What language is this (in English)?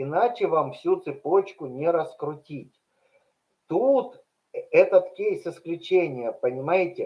Russian